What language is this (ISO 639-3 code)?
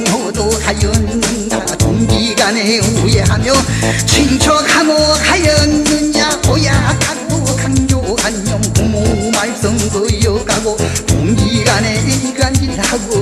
kor